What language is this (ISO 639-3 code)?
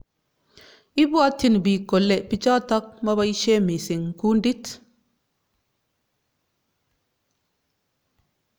kln